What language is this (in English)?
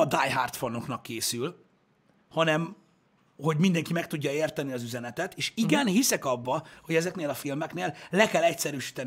Hungarian